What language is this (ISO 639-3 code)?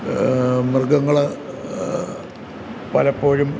mal